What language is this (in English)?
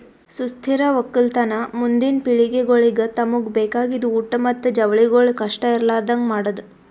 Kannada